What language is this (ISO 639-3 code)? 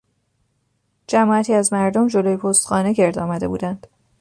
fas